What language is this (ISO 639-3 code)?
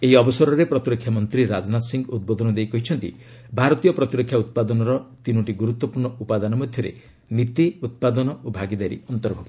ori